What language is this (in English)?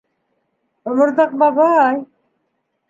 Bashkir